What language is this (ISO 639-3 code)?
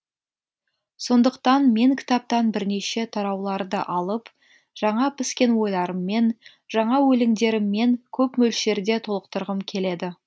kaz